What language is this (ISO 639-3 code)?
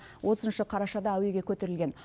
kaz